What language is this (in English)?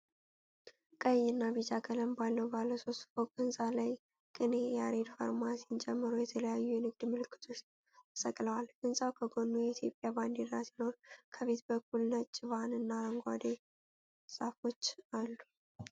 Amharic